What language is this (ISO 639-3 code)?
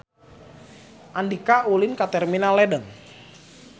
sun